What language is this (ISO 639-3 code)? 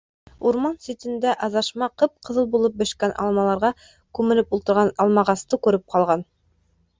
bak